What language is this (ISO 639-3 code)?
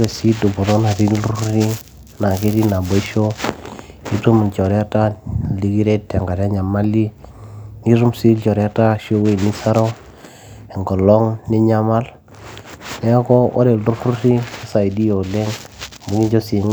mas